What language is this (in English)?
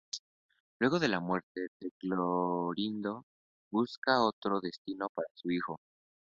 Spanish